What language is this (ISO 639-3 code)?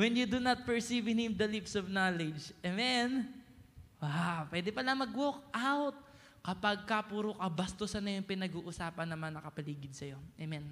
fil